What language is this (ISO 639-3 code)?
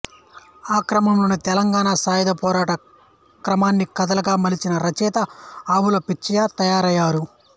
tel